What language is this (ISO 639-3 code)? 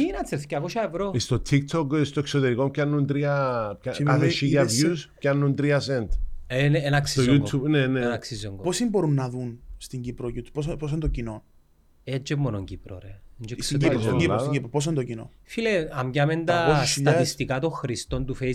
ell